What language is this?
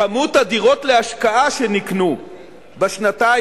Hebrew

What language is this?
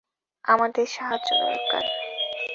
Bangla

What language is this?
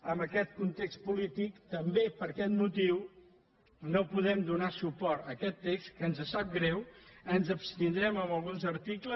Catalan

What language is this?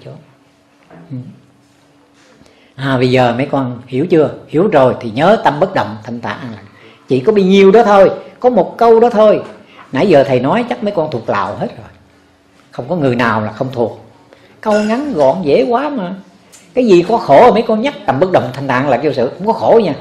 Vietnamese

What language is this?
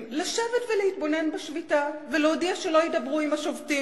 Hebrew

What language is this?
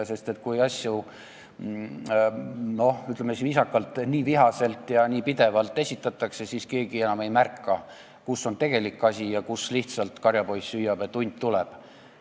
Estonian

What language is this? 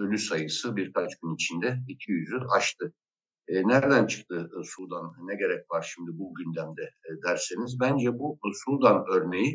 Turkish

